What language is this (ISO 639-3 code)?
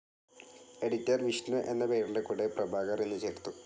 mal